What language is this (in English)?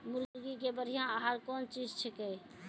Maithili